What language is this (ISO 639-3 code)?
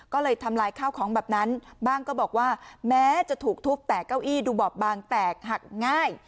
tha